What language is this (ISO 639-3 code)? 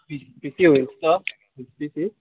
kok